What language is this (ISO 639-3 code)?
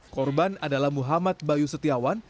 ind